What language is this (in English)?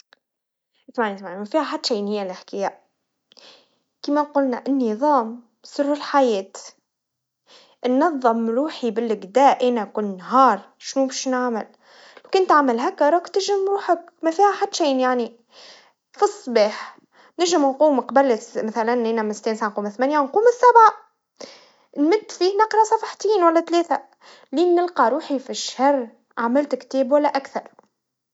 Tunisian Arabic